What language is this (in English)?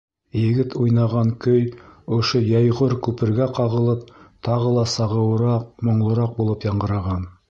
Bashkir